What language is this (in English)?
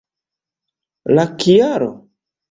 Esperanto